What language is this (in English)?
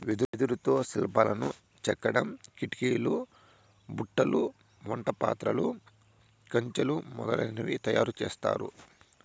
Telugu